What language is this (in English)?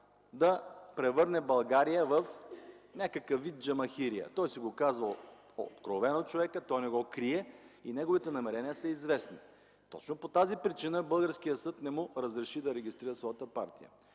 Bulgarian